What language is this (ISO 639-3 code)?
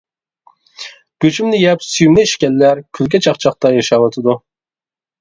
uig